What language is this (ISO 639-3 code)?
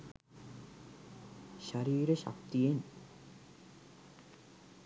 sin